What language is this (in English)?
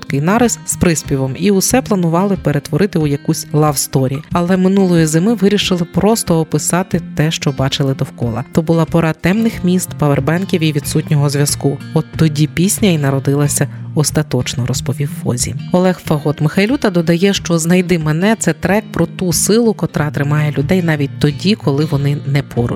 Ukrainian